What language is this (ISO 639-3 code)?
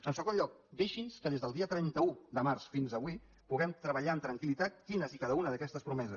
cat